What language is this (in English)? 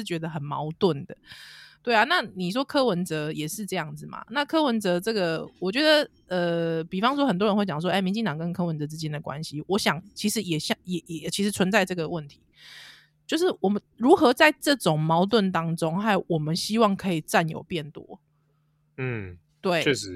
Chinese